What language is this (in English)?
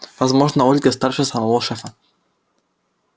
Russian